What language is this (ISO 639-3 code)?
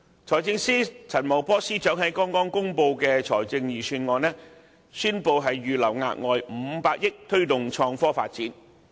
yue